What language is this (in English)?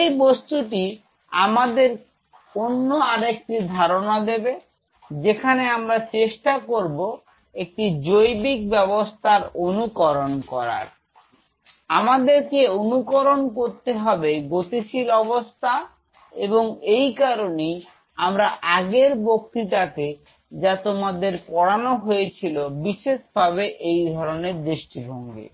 Bangla